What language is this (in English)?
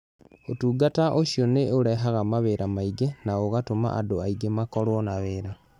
Kikuyu